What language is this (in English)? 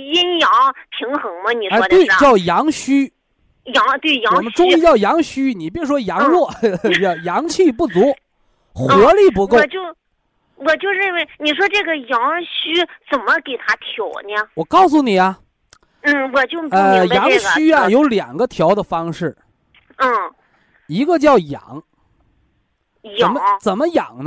Chinese